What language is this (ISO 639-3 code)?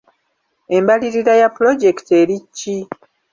lug